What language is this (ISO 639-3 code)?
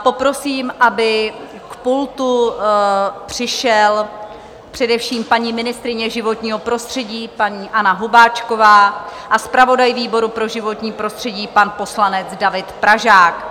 ces